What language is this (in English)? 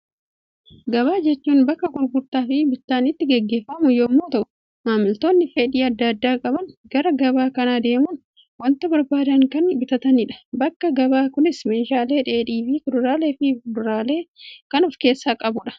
Oromo